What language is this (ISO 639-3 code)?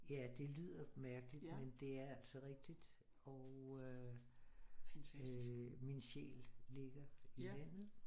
dan